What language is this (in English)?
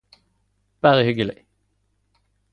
Norwegian Nynorsk